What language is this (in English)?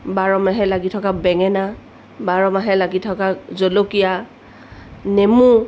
Assamese